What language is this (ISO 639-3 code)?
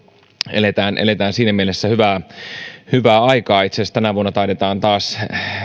fin